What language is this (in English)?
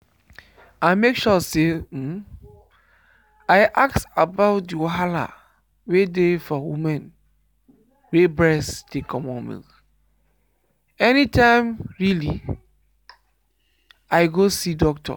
Nigerian Pidgin